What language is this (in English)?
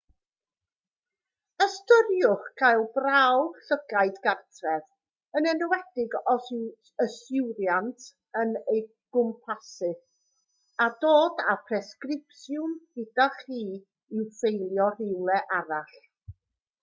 Welsh